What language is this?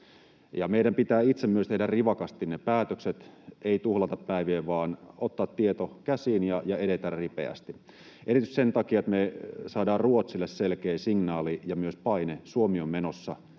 Finnish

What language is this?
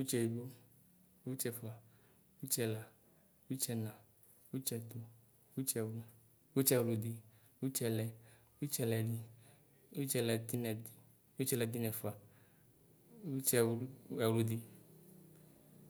Ikposo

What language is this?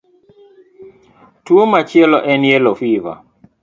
Luo (Kenya and Tanzania)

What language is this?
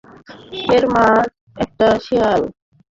Bangla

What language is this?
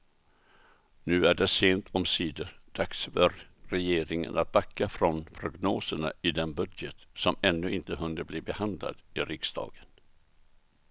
Swedish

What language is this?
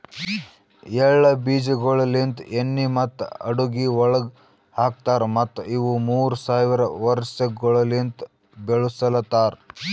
Kannada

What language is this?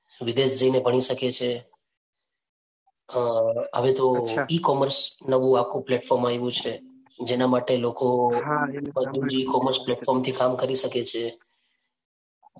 Gujarati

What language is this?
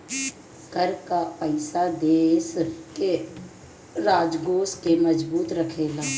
Bhojpuri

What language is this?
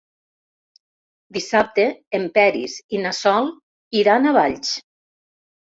Catalan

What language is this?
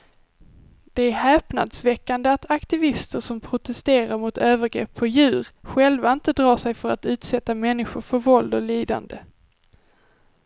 Swedish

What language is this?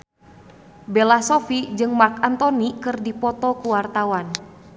Sundanese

